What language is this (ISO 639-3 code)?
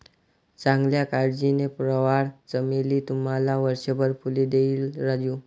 mar